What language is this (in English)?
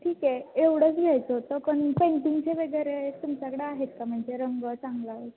Marathi